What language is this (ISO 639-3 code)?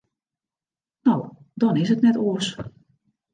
fry